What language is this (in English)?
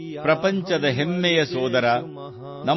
Kannada